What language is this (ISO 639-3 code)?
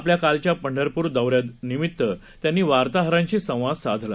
mar